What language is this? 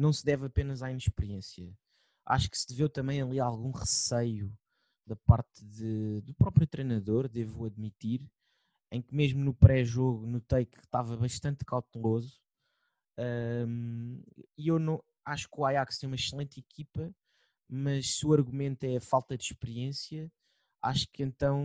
Portuguese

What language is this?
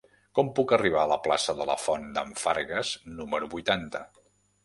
Catalan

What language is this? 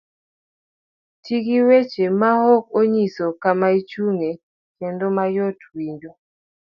Luo (Kenya and Tanzania)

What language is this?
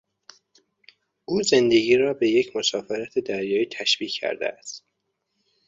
Persian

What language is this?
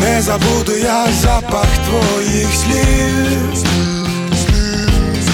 Ukrainian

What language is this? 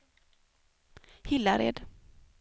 Swedish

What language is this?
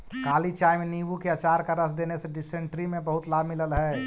Magahi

